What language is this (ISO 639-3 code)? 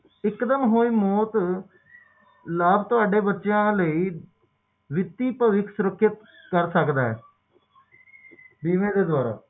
pan